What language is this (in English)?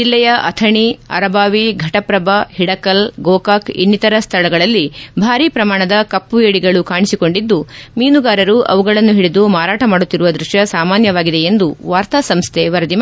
Kannada